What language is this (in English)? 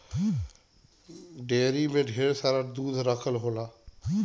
Bhojpuri